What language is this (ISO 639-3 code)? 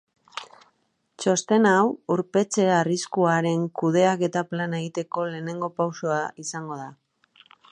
eus